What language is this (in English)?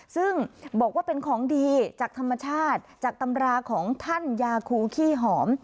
Thai